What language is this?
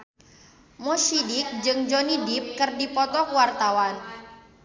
Sundanese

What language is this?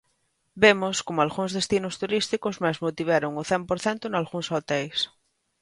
Galician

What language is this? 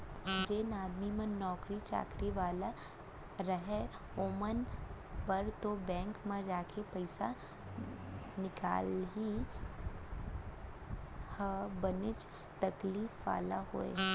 Chhattisgarhi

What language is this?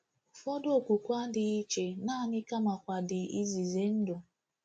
Igbo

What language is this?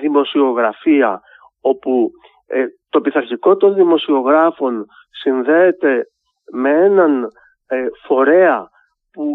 Greek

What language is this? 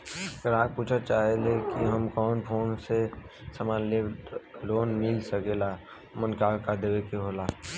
Bhojpuri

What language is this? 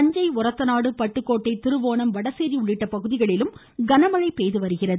Tamil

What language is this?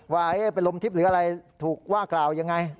Thai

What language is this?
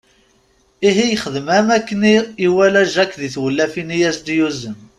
Kabyle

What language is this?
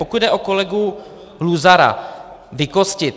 Czech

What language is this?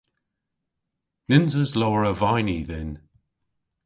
Cornish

